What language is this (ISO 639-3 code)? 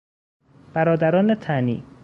fas